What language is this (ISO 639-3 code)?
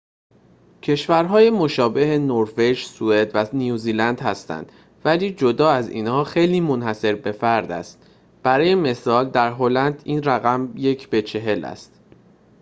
fas